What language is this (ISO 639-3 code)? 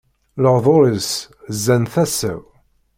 kab